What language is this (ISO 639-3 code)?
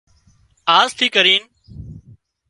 kxp